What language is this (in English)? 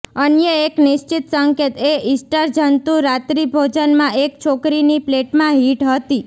Gujarati